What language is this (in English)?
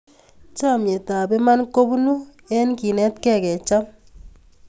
Kalenjin